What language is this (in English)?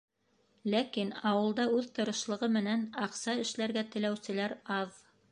Bashkir